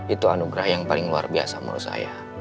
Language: Indonesian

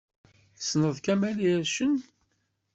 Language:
Kabyle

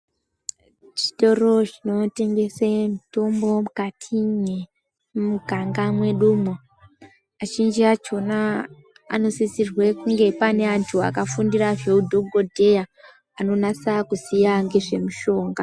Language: Ndau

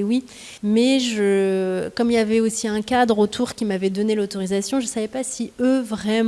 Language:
French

